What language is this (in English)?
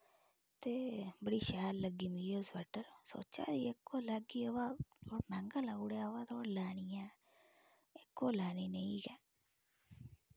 Dogri